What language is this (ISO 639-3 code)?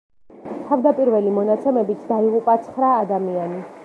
kat